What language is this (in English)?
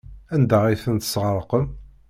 Kabyle